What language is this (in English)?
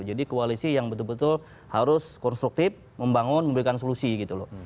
Indonesian